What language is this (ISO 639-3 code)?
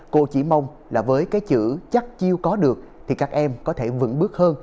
vie